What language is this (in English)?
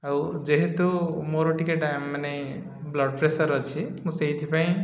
Odia